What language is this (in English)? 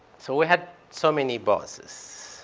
English